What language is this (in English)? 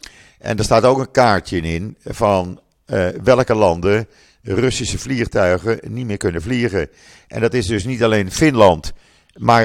Dutch